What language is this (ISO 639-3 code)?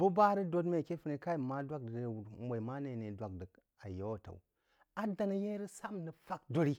juo